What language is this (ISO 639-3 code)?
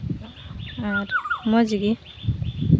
sat